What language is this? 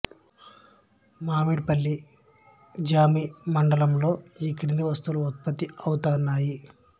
Telugu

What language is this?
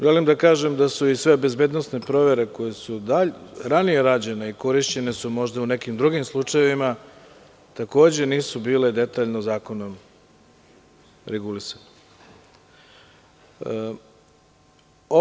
Serbian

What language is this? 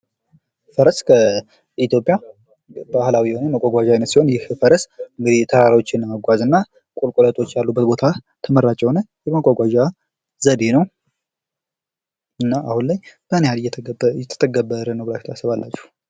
Amharic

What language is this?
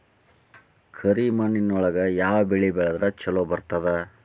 Kannada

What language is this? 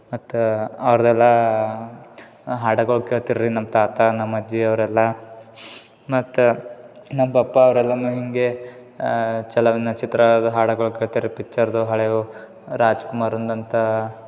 Kannada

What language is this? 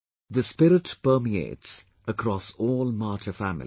English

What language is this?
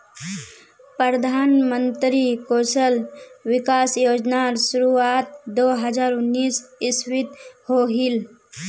Magahi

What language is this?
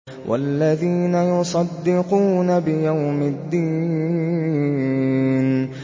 Arabic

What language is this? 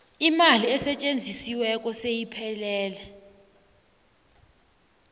South Ndebele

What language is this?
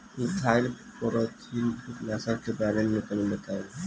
Bhojpuri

